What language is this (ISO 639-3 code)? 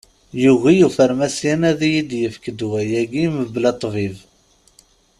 kab